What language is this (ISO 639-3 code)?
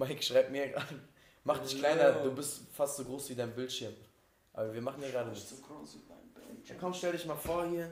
deu